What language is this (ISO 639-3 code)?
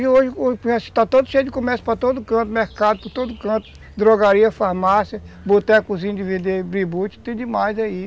por